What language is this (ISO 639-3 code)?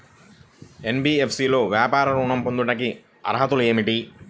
tel